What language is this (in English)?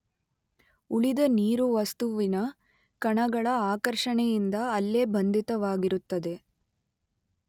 Kannada